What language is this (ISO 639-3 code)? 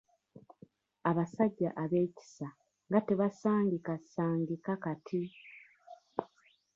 lug